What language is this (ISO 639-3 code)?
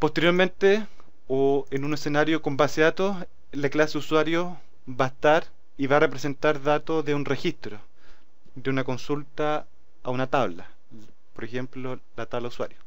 spa